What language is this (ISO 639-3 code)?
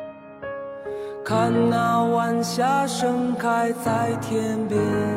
zho